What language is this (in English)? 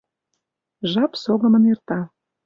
Mari